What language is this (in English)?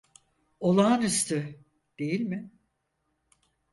Turkish